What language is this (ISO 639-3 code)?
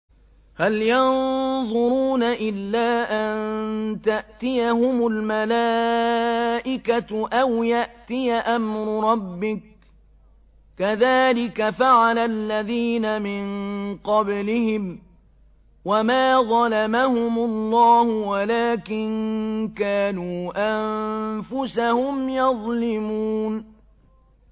ara